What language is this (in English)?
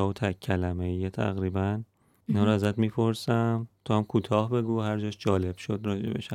Persian